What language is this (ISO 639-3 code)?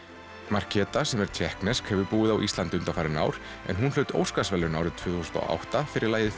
isl